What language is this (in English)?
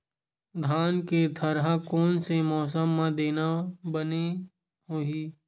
Chhattisgarhi